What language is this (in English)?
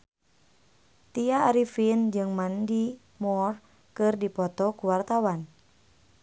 Sundanese